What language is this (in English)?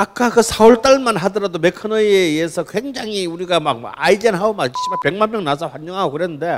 Korean